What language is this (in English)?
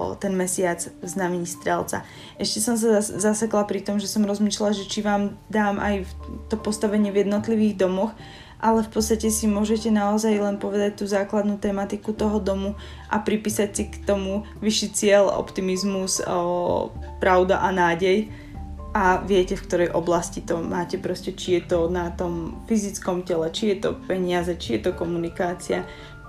Slovak